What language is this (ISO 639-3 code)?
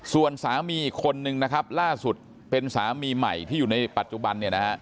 tha